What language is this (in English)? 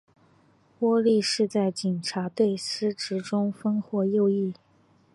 Chinese